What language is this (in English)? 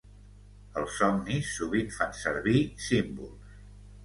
Catalan